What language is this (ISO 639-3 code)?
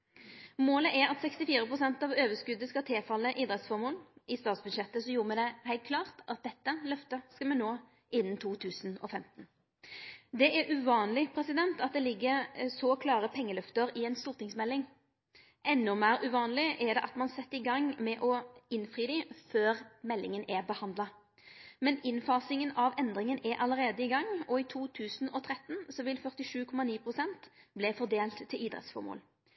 nno